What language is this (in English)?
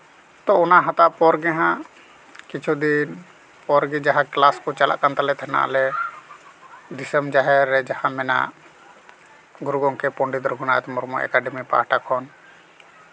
Santali